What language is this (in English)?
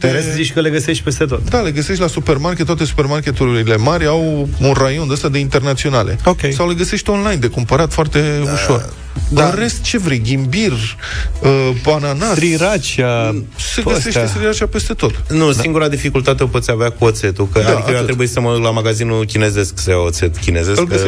Romanian